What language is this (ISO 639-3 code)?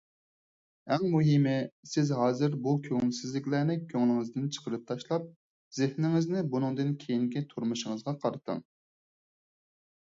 uig